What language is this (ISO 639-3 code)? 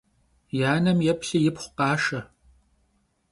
kbd